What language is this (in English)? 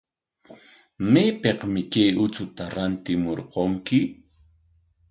Corongo Ancash Quechua